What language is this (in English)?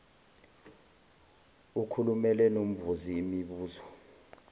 Zulu